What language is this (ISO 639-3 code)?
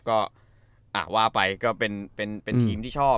tha